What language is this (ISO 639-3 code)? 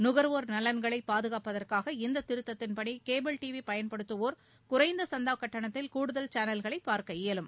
tam